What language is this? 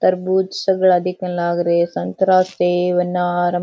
Rajasthani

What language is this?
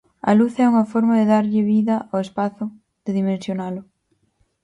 Galician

